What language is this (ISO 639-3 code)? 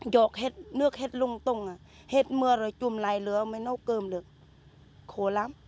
vie